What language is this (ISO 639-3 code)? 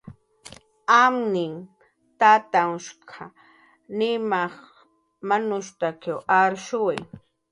jqr